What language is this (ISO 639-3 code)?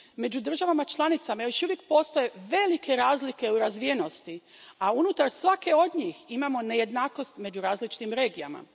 hrv